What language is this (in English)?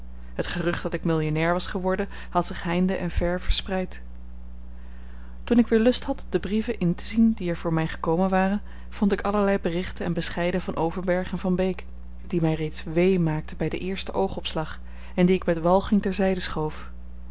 Dutch